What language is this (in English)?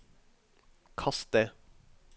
Norwegian